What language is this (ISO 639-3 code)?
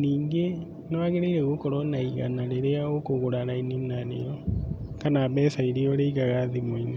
kik